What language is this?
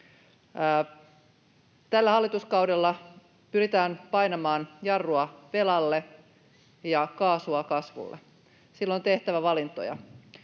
Finnish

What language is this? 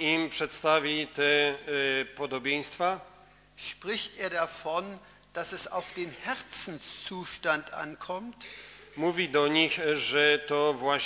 Polish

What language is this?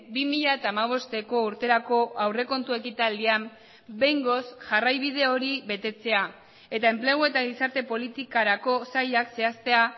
Basque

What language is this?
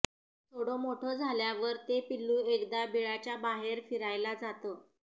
Marathi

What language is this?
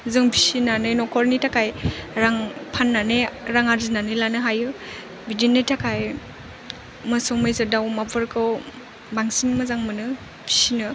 Bodo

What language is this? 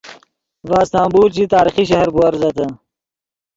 Yidgha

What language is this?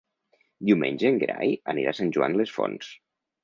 Catalan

